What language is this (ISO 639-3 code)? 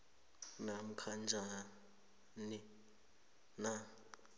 nbl